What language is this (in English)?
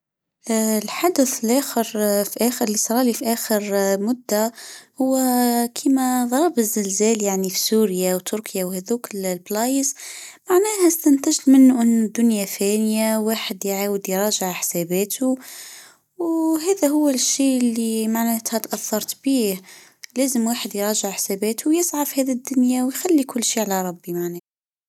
Tunisian Arabic